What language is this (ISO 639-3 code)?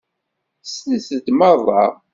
kab